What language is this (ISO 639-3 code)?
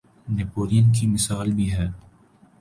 urd